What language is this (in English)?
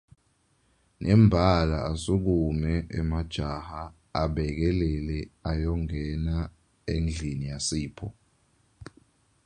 Swati